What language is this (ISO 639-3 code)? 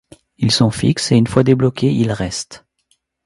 fra